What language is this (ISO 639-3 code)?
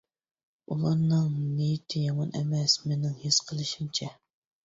uig